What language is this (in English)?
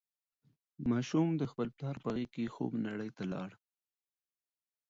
Pashto